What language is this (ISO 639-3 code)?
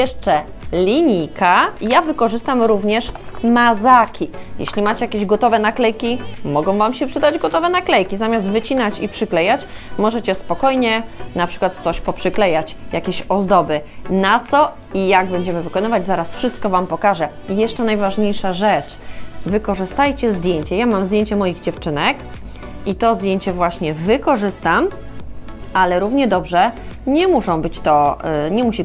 pol